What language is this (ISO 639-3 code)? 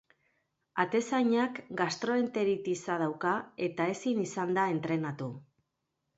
eus